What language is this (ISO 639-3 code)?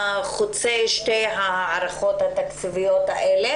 heb